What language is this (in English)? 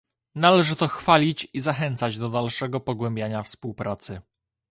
Polish